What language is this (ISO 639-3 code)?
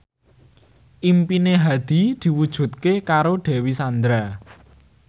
jav